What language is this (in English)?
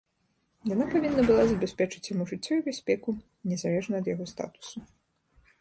Belarusian